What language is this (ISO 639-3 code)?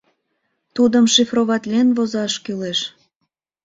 chm